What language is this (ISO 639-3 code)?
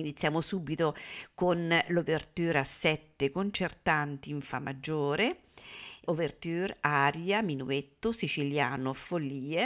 ita